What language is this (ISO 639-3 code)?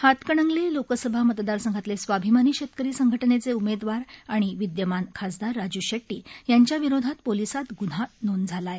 mar